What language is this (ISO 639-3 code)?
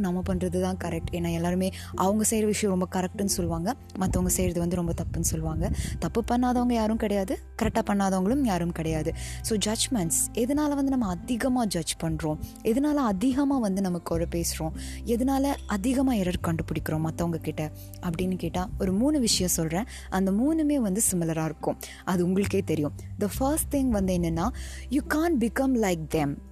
tam